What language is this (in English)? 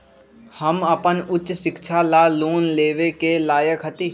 Magahi